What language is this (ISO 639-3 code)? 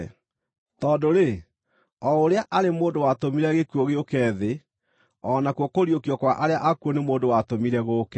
kik